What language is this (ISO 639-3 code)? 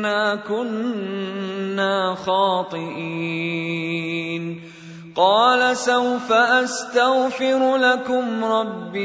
ara